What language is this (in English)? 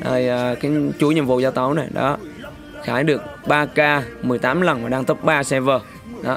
Vietnamese